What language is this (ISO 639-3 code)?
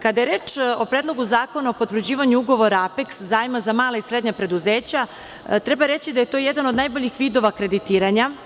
srp